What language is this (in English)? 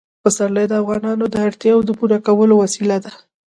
Pashto